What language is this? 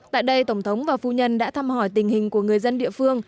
Vietnamese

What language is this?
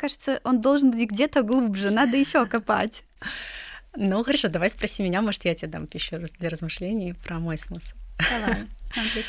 Russian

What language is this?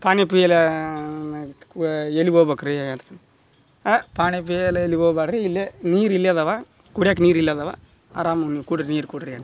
Kannada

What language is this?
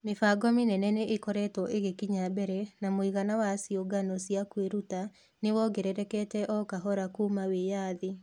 Kikuyu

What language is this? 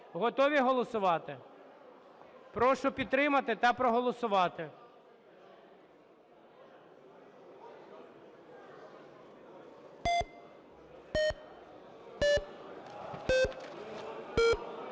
Ukrainian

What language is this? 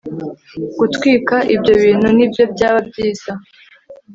Kinyarwanda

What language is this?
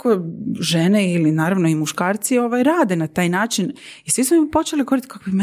Croatian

